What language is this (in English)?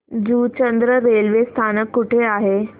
Marathi